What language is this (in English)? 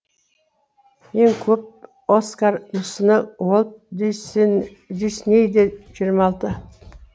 Kazakh